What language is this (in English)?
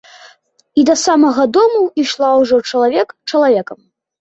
Belarusian